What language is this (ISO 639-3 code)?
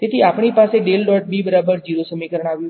guj